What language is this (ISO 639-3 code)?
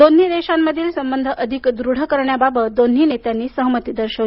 mar